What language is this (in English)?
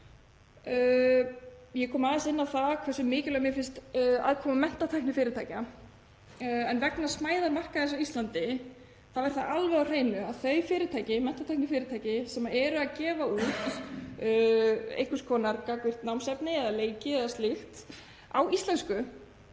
Icelandic